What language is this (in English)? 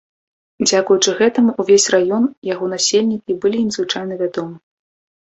Belarusian